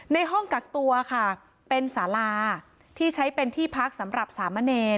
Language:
Thai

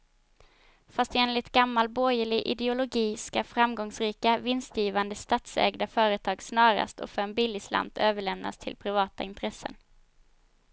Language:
Swedish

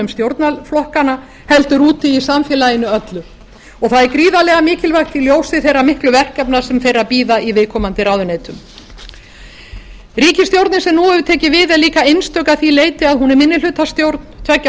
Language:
Icelandic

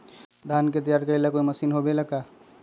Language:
Magahi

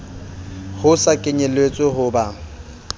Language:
Southern Sotho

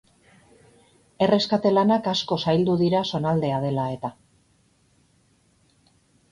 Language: Basque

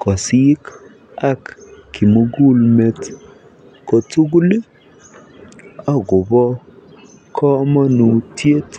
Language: Kalenjin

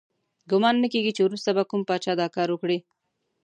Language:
Pashto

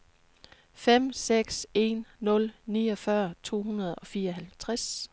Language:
Danish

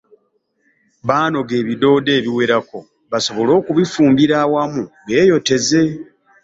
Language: Ganda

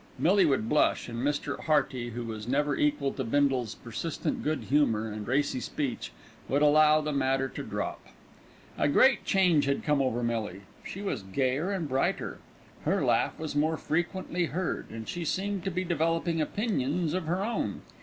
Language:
English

